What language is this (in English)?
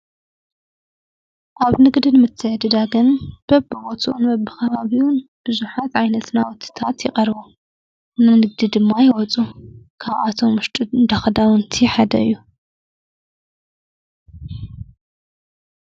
Tigrinya